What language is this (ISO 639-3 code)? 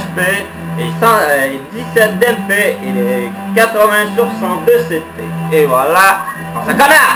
fra